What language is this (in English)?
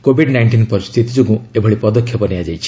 Odia